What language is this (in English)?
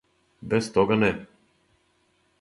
Serbian